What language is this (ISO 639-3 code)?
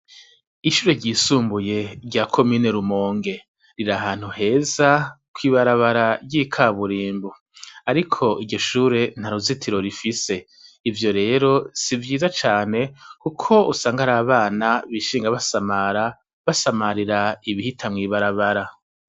run